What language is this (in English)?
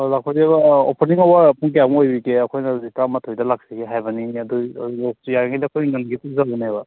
Manipuri